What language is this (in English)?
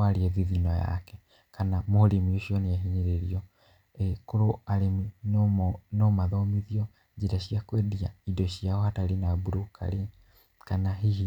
Kikuyu